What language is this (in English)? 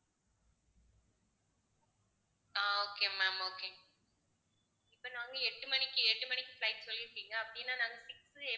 Tamil